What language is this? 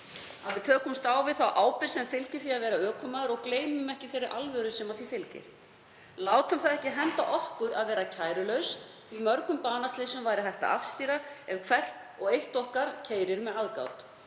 Icelandic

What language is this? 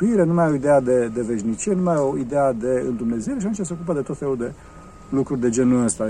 Romanian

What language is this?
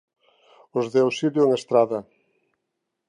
Galician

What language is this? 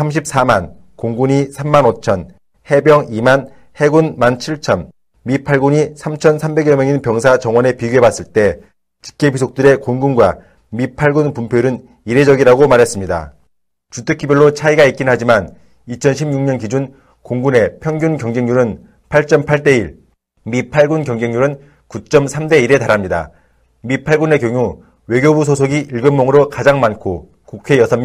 Korean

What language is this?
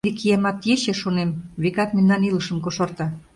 Mari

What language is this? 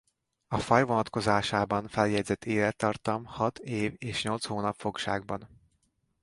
Hungarian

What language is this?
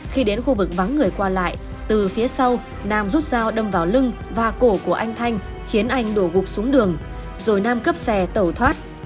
Vietnamese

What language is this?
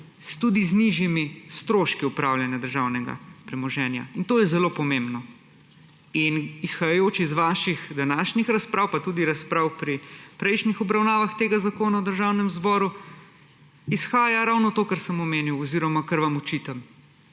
Slovenian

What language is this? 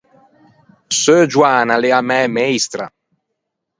Ligurian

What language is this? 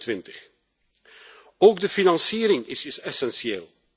Dutch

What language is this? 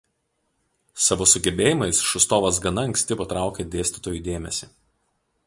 Lithuanian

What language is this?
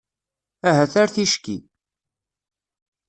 Kabyle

